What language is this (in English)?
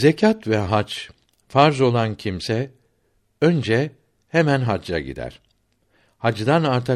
Turkish